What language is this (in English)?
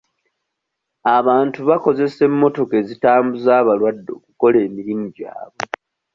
Ganda